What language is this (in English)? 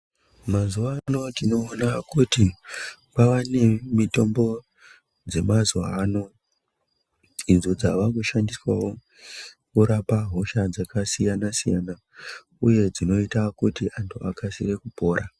Ndau